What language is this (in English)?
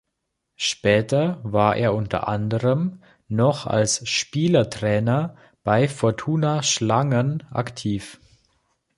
German